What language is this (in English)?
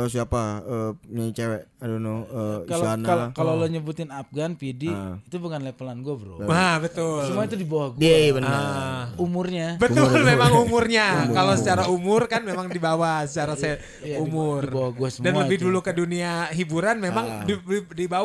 Indonesian